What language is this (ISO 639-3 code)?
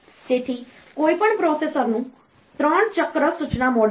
guj